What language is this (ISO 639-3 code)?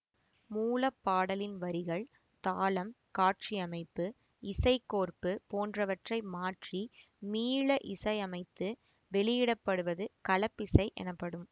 tam